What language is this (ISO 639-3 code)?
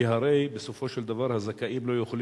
heb